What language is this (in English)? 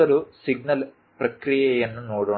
Kannada